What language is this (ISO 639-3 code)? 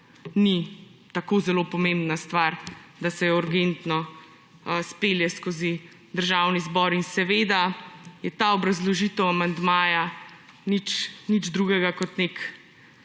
slv